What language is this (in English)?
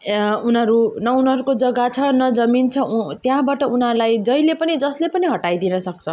Nepali